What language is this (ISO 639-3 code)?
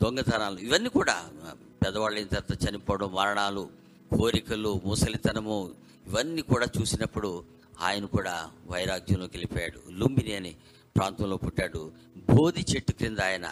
tel